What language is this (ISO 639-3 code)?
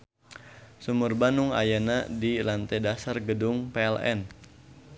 sun